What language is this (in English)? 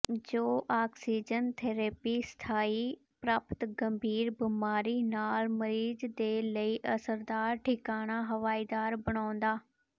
Punjabi